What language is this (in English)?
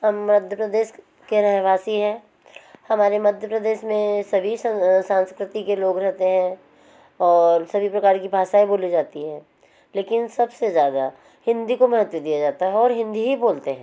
Hindi